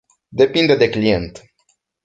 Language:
Romanian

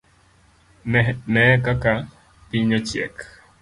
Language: Luo (Kenya and Tanzania)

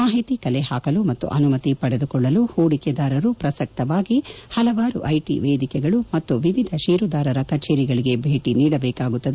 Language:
Kannada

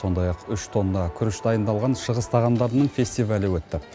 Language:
Kazakh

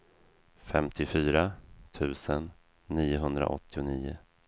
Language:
Swedish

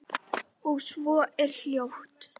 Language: Icelandic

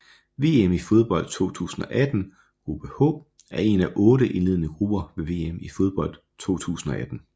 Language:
Danish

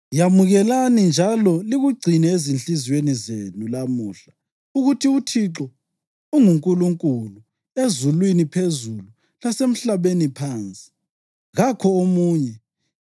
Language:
North Ndebele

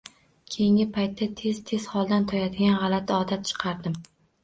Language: Uzbek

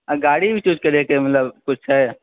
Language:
Maithili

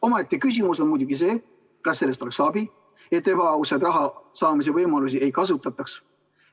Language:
Estonian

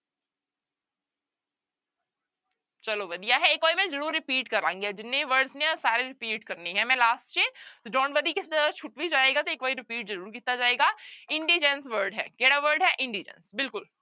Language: Punjabi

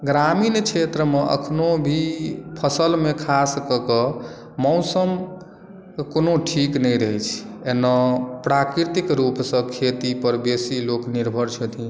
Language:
Maithili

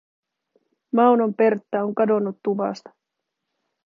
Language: Finnish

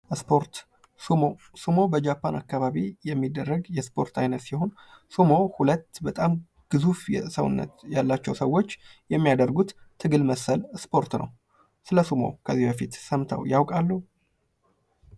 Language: Amharic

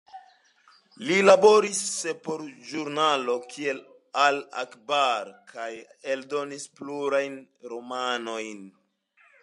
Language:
Esperanto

